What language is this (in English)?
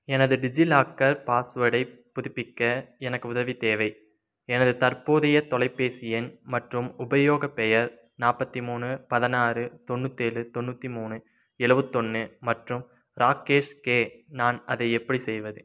Tamil